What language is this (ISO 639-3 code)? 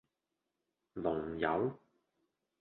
yue